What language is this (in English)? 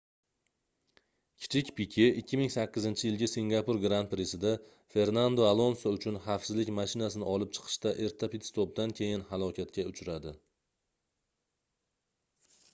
Uzbek